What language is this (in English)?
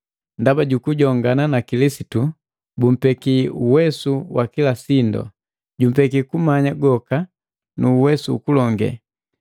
Matengo